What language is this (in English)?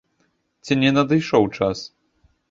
Belarusian